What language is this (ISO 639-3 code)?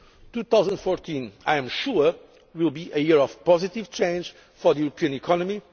eng